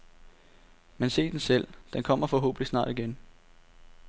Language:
Danish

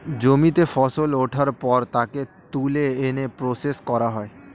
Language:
Bangla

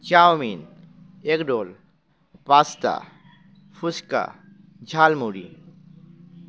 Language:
Bangla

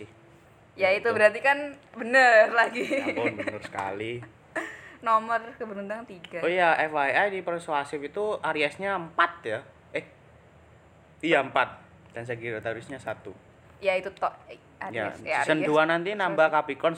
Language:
Indonesian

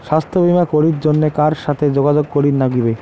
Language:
Bangla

